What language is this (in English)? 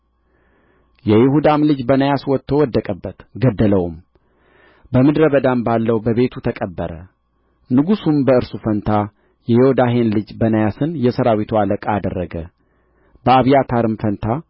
Amharic